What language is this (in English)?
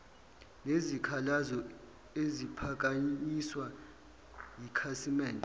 Zulu